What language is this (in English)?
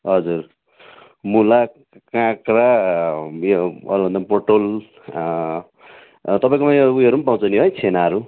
Nepali